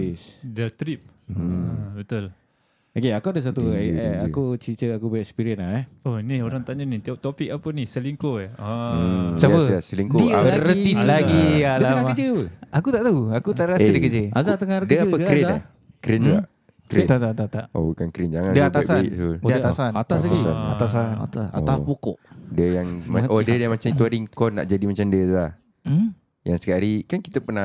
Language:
Malay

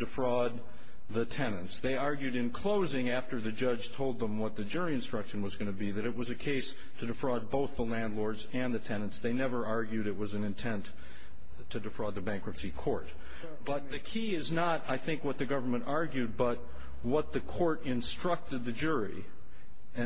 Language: English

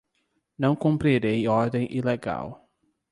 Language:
Portuguese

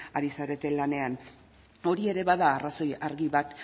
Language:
Basque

